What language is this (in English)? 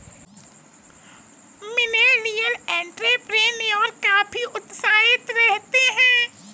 Hindi